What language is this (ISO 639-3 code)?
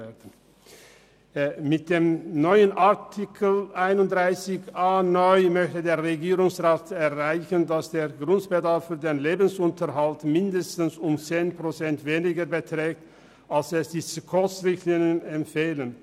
gsw